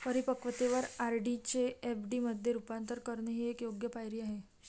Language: Marathi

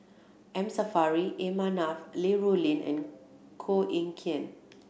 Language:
English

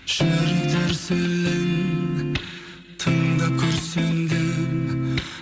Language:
Kazakh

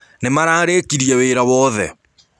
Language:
Kikuyu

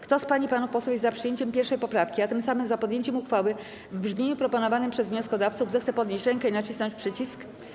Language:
Polish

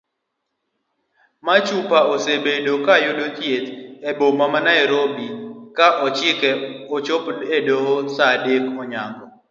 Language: Luo (Kenya and Tanzania)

